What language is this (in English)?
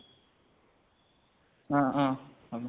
Assamese